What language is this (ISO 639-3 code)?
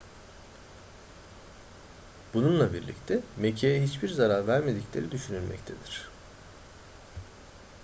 tur